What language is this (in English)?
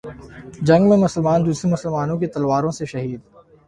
Urdu